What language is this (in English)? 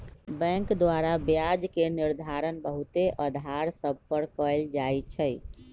Magahi